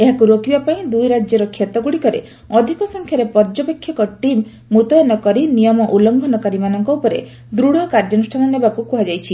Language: Odia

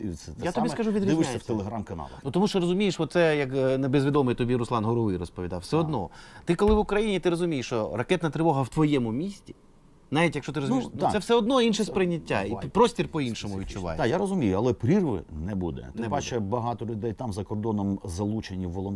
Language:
Ukrainian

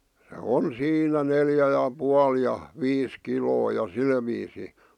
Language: Finnish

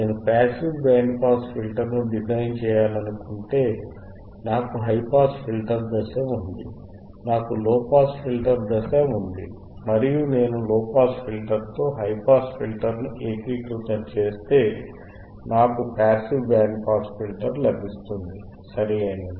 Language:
Telugu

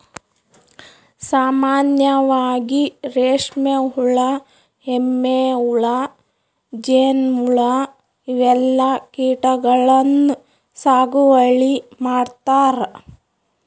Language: Kannada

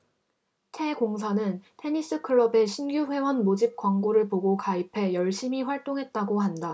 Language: Korean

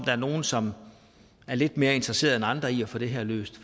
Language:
Danish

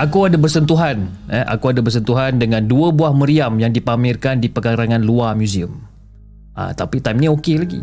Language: Malay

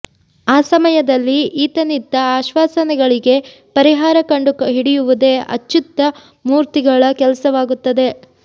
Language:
Kannada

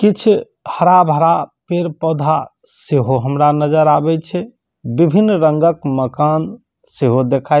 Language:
Maithili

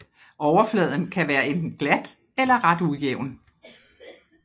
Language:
Danish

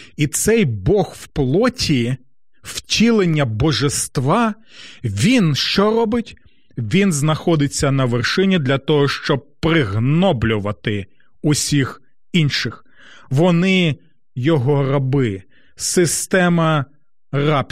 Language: Ukrainian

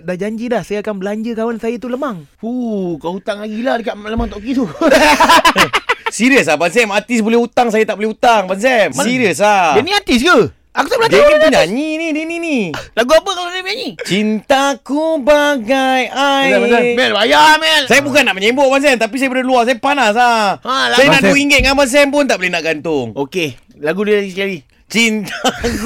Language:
Malay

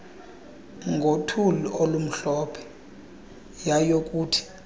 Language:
Xhosa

